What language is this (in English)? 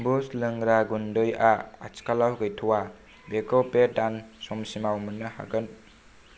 Bodo